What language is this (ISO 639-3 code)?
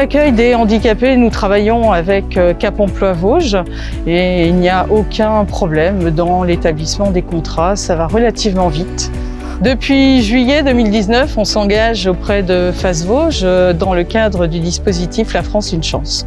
fra